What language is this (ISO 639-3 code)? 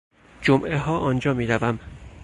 fas